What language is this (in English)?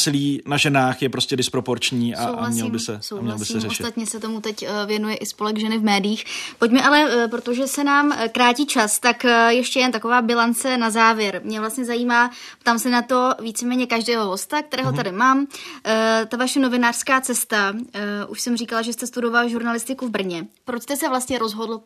Czech